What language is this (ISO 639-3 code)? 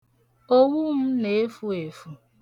ibo